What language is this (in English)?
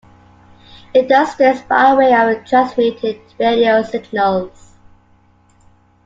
English